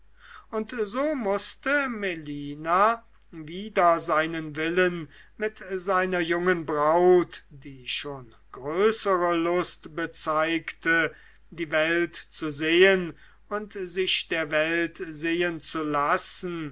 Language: German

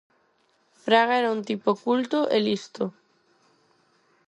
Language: Galician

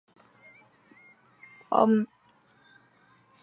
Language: Chinese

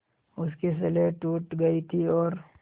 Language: Hindi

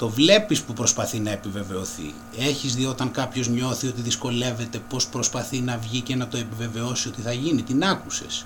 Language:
Greek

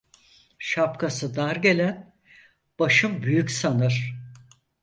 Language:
Turkish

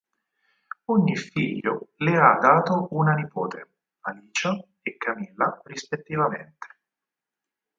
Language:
Italian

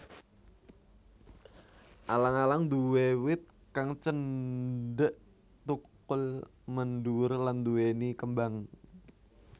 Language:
Javanese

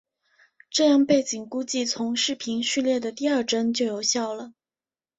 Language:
Chinese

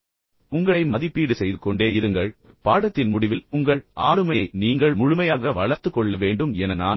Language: Tamil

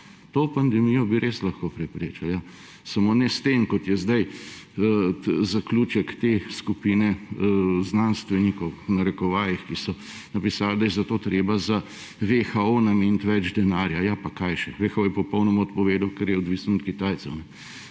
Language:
Slovenian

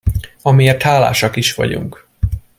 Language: Hungarian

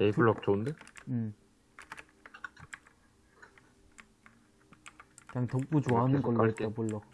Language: Korean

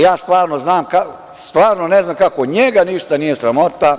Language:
Serbian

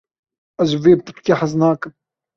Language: Kurdish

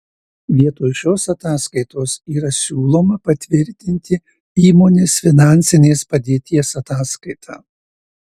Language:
Lithuanian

